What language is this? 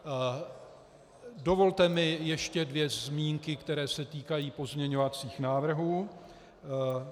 Czech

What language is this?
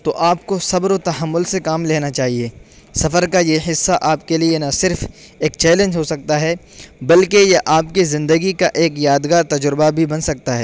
Urdu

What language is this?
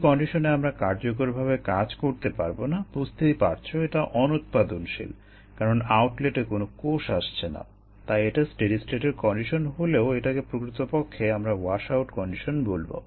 Bangla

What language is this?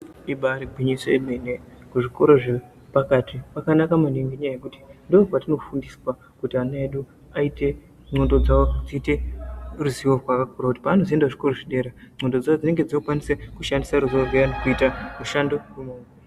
Ndau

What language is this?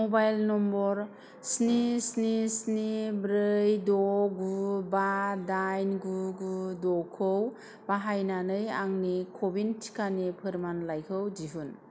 Bodo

